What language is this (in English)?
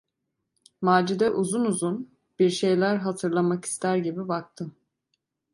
Turkish